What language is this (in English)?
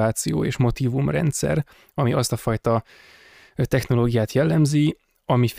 Hungarian